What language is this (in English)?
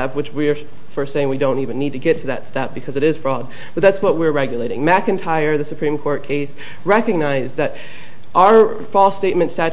English